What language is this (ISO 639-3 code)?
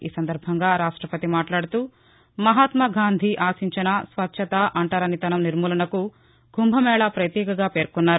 tel